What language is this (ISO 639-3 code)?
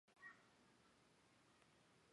zho